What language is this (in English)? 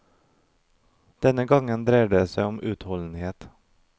Norwegian